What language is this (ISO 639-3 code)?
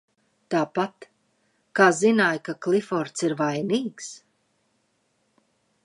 lav